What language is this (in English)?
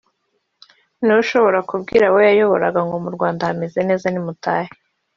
Kinyarwanda